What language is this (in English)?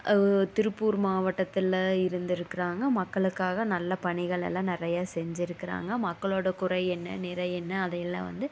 Tamil